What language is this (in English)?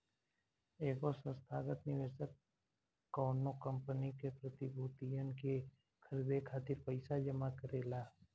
Bhojpuri